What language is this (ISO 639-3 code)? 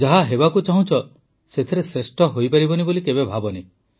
ori